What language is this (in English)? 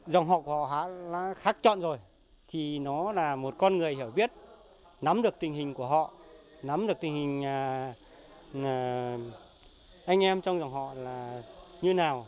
Vietnamese